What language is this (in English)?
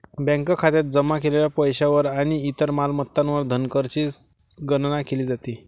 Marathi